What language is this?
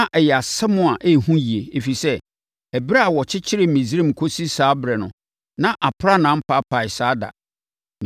Akan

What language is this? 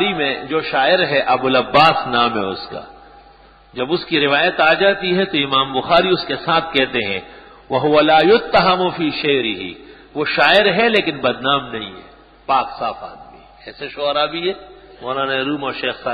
Arabic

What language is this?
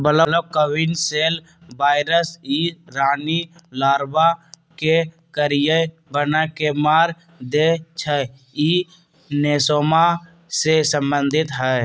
Magahi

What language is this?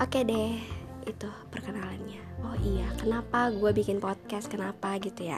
Indonesian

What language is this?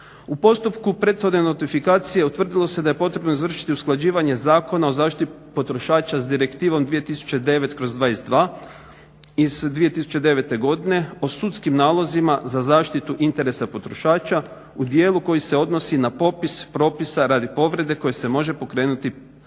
Croatian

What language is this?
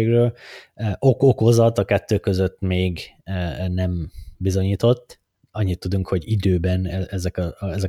Hungarian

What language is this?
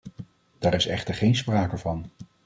Dutch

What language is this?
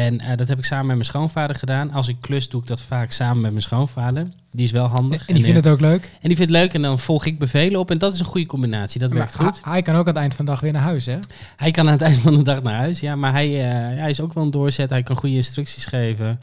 Dutch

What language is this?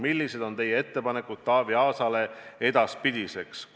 Estonian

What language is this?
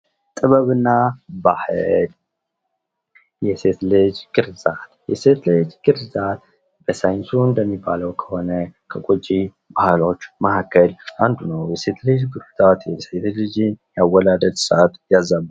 Amharic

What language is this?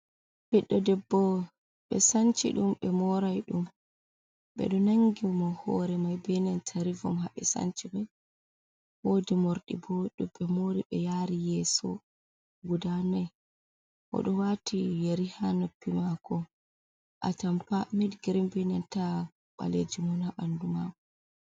Fula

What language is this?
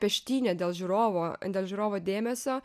Lithuanian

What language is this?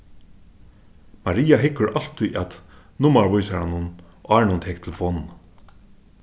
Faroese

